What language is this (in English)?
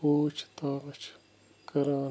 Kashmiri